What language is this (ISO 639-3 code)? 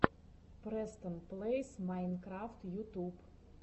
rus